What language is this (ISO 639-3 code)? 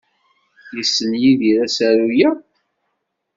kab